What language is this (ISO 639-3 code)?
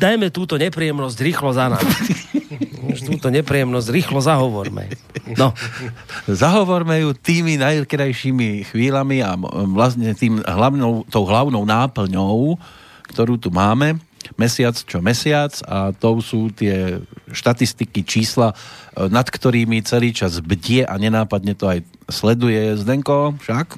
slk